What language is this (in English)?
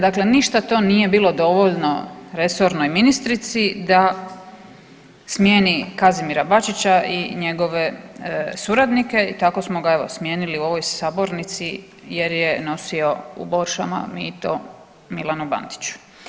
Croatian